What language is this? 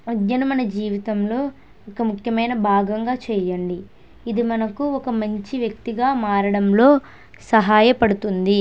Telugu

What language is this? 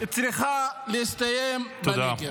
Hebrew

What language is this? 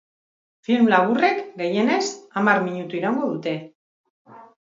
Basque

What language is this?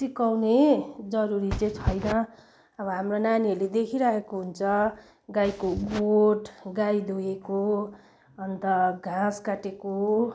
Nepali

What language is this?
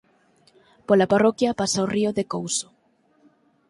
Galician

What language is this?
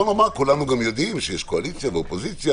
Hebrew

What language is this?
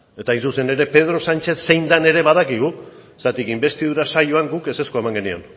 Basque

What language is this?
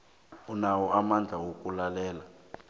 South Ndebele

